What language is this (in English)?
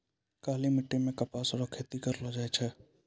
Maithili